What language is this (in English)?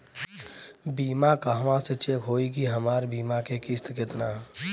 Bhojpuri